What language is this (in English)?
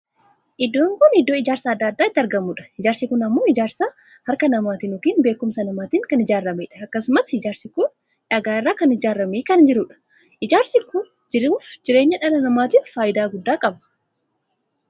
Oromo